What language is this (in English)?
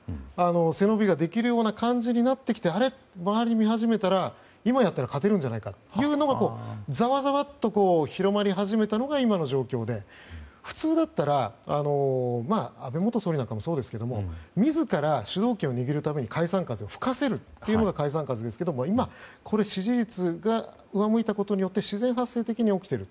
Japanese